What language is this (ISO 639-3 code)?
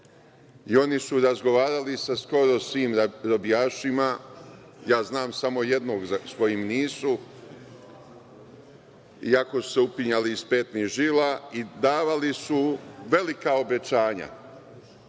srp